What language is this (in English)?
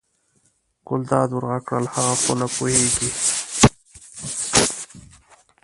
Pashto